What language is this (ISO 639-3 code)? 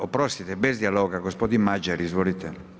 hrv